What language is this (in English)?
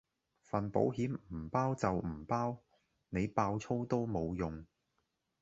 Cantonese